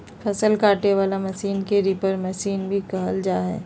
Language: Magahi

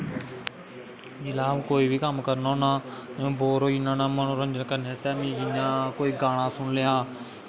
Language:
Dogri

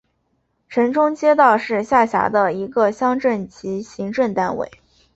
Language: Chinese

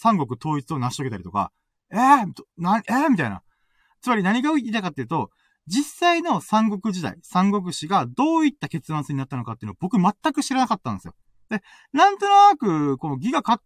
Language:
Japanese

